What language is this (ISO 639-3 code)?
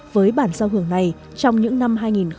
vie